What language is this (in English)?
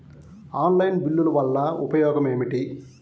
Telugu